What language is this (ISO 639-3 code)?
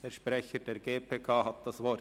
gsw